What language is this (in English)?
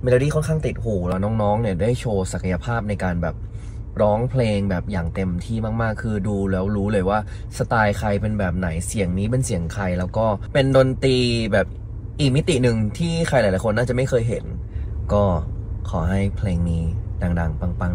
Thai